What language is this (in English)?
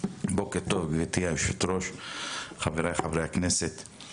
Hebrew